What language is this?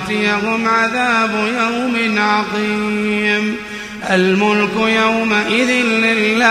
Arabic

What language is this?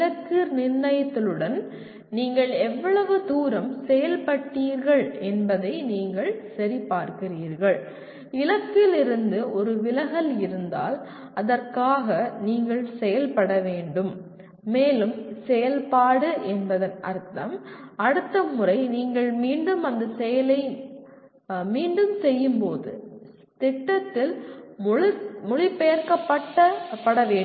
Tamil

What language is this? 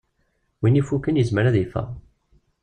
Kabyle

